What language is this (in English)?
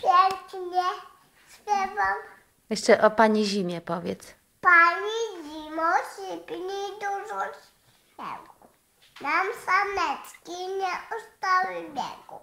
Polish